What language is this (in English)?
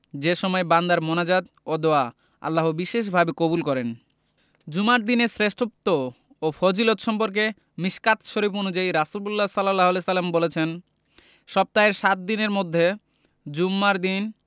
Bangla